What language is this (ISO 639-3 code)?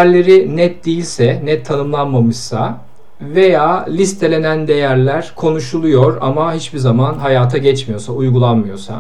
tur